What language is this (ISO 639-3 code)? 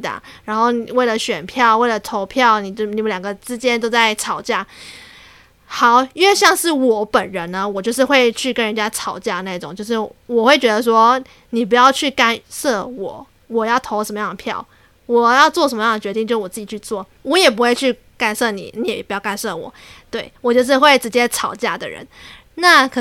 zho